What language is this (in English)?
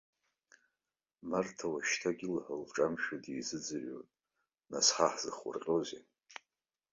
Abkhazian